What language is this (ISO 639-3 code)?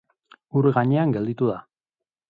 eus